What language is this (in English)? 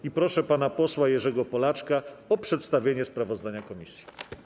Polish